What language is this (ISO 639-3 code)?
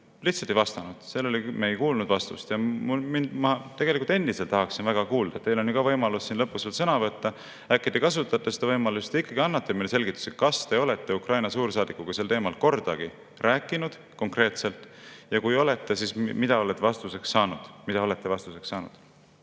est